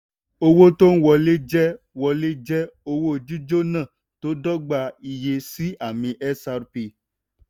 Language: Yoruba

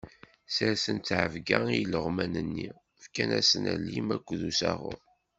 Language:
Kabyle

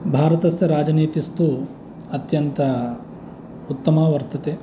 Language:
Sanskrit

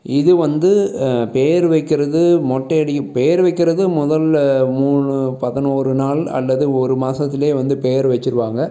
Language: Tamil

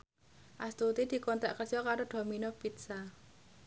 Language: Javanese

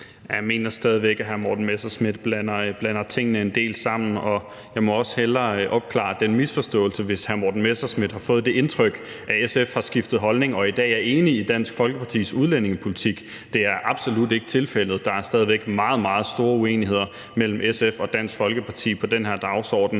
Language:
Danish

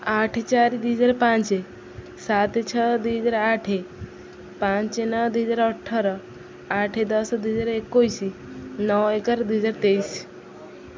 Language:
Odia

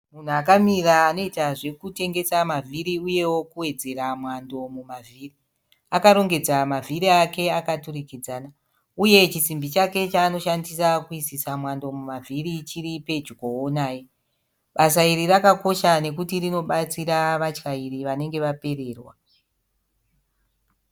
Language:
Shona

